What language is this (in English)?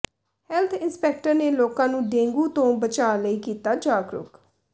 Punjabi